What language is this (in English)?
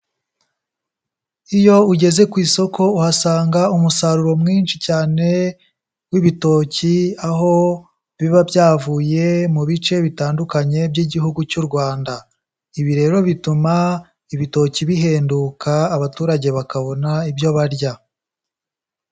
Kinyarwanda